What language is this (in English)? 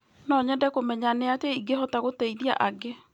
Kikuyu